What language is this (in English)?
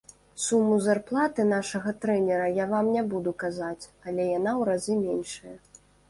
Belarusian